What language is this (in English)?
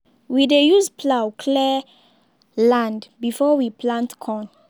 Nigerian Pidgin